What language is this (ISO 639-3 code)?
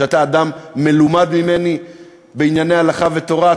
heb